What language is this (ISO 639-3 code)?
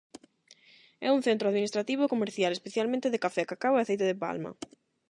glg